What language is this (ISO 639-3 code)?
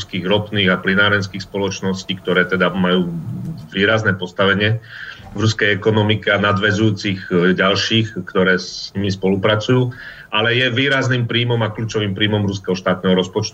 slk